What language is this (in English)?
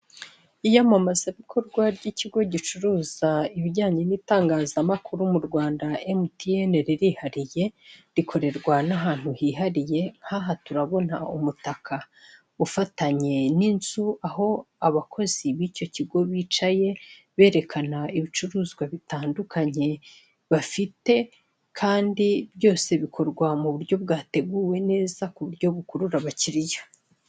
Kinyarwanda